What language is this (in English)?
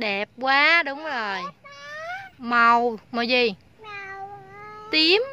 Vietnamese